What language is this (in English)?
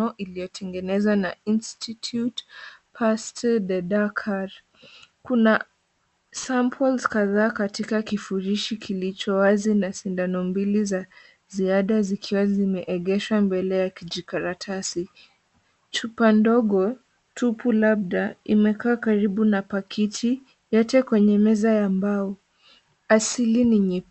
Swahili